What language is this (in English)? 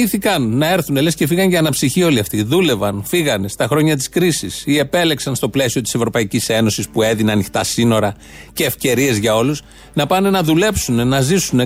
Greek